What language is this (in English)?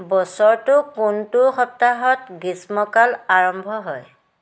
Assamese